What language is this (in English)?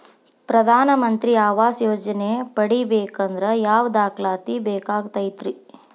Kannada